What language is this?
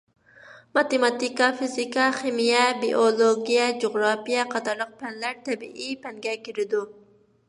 Uyghur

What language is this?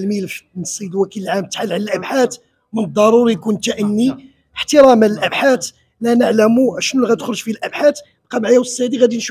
Arabic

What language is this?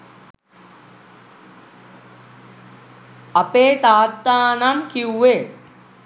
Sinhala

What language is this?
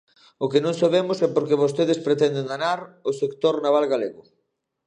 Galician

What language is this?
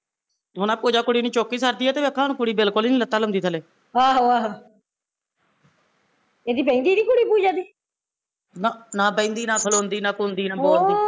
Punjabi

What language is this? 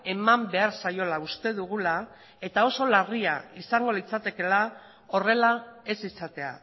Basque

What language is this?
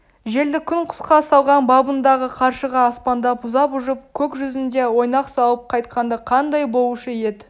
Kazakh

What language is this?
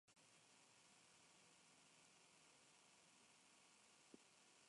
Spanish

